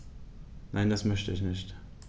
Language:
German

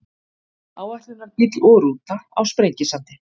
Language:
Icelandic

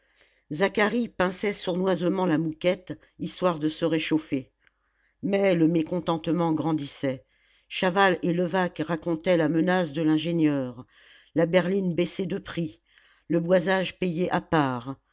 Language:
French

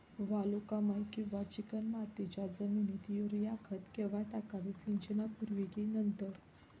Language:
Marathi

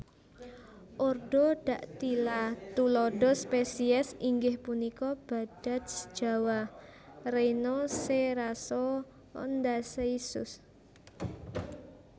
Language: Javanese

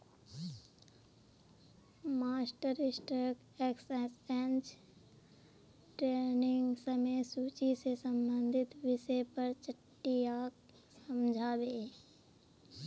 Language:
Magahi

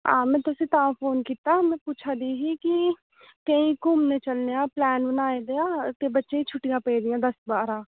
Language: Dogri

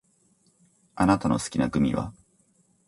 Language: Japanese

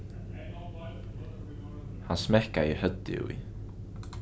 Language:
Faroese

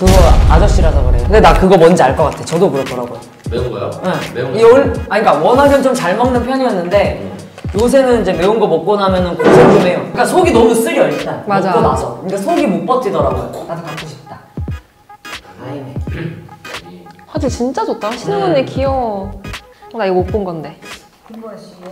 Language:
Korean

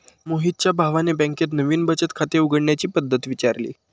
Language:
Marathi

